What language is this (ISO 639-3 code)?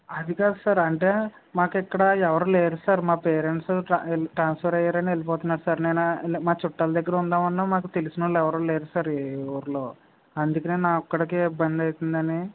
tel